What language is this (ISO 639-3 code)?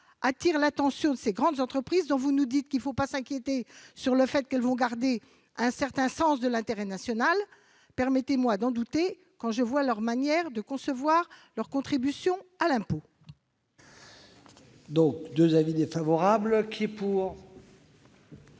fra